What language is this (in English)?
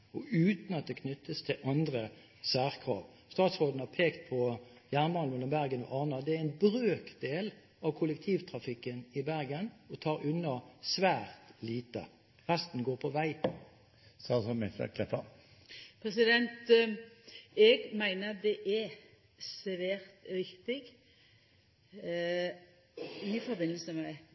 Norwegian